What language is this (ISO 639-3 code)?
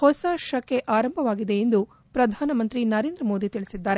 kan